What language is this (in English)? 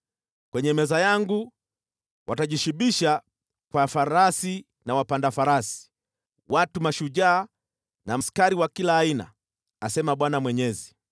Swahili